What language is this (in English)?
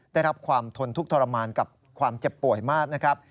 Thai